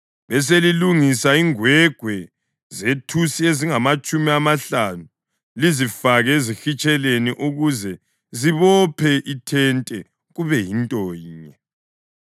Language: North Ndebele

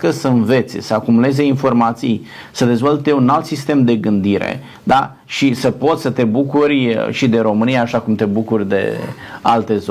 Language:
Romanian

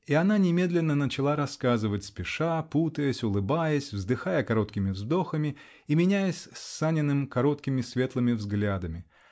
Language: Russian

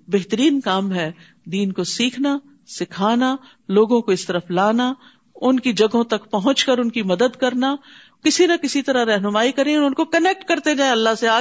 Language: Urdu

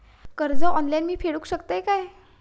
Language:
Marathi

